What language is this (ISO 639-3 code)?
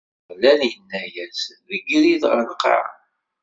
kab